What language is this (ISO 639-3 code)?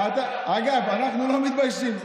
heb